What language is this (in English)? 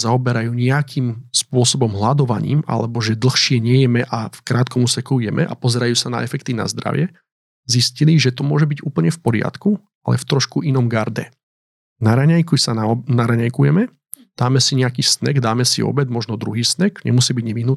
Slovak